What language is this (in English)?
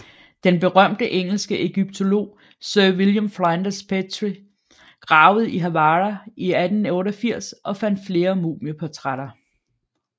Danish